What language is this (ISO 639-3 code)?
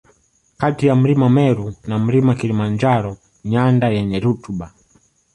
swa